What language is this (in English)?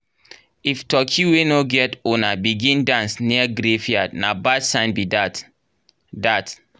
Nigerian Pidgin